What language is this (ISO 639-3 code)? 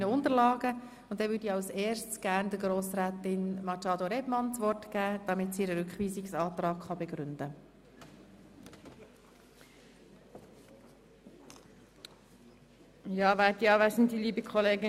gsw